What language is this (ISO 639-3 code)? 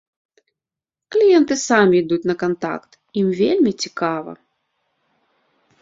bel